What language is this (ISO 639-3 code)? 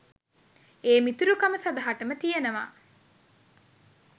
sin